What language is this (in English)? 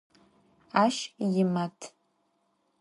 Adyghe